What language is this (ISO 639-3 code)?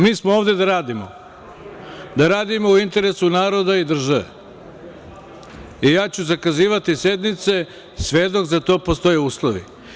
srp